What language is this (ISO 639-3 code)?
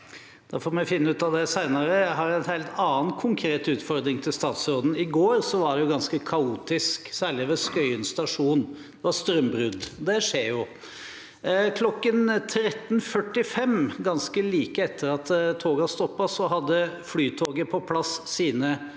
nor